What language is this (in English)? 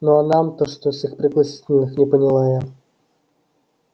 Russian